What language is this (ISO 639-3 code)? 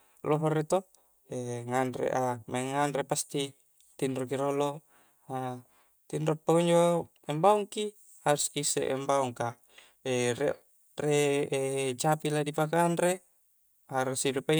kjc